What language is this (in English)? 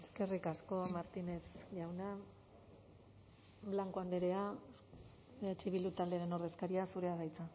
Basque